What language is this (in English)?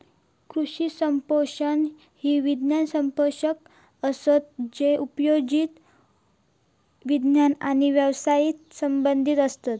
Marathi